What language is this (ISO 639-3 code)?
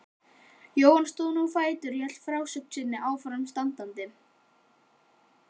isl